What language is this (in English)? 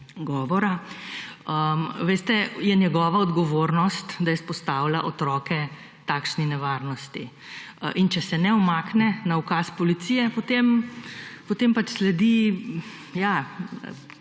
Slovenian